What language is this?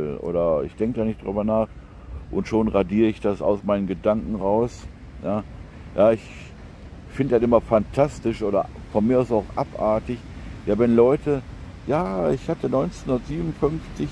German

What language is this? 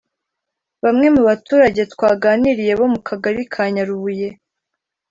Kinyarwanda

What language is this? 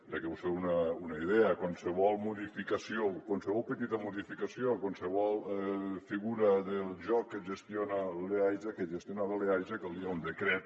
Catalan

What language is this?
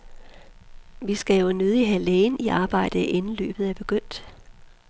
Danish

